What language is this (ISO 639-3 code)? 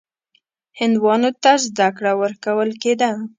pus